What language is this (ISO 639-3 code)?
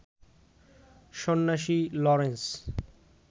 ben